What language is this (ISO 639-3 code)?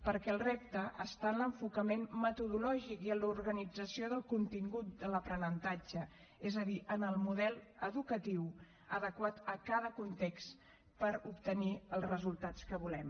cat